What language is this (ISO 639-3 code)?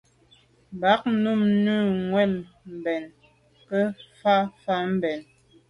byv